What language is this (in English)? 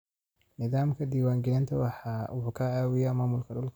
Somali